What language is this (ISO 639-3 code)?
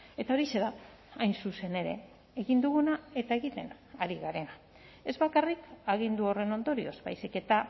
eus